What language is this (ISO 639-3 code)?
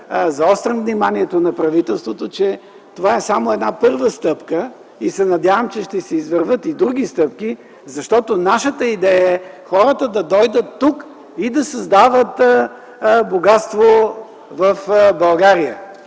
bul